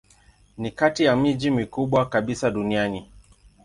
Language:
Swahili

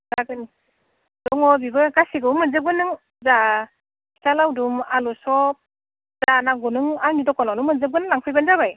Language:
Bodo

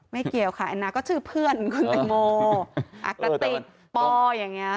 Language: Thai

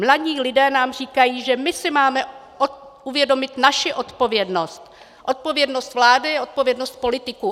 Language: Czech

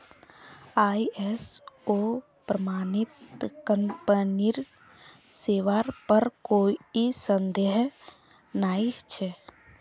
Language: Magahi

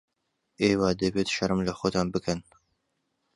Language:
Central Kurdish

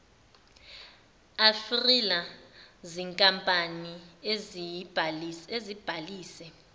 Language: Zulu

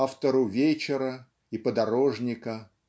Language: Russian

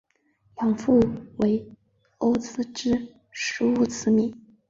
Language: Chinese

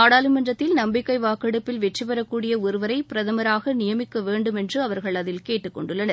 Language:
Tamil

